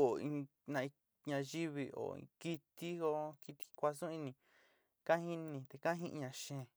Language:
Sinicahua Mixtec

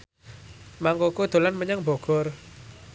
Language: Javanese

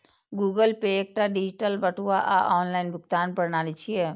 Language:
Maithili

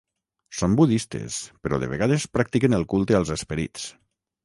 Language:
Catalan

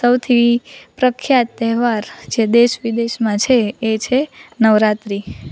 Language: Gujarati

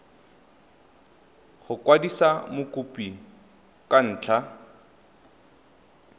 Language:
Tswana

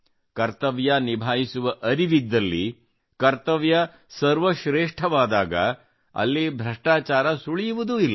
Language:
Kannada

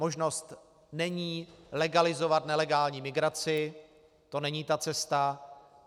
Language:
Czech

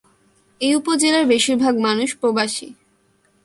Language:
Bangla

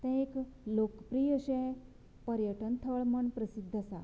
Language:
Konkani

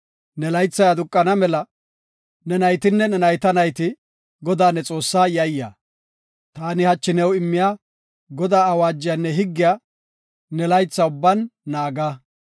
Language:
Gofa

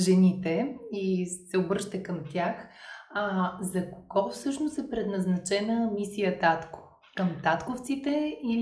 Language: Bulgarian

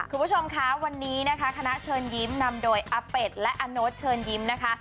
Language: Thai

